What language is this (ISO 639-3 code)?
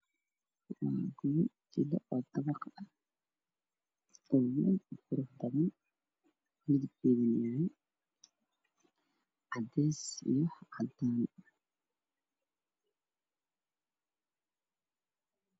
som